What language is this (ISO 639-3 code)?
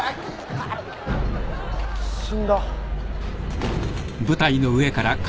jpn